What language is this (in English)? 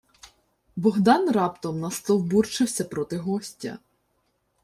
Ukrainian